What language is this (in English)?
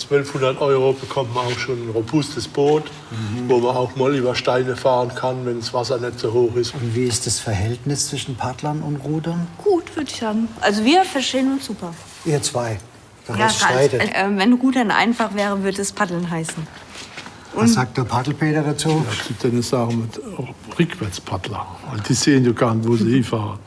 German